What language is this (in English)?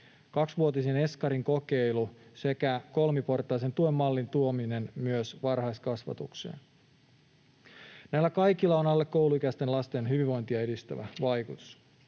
Finnish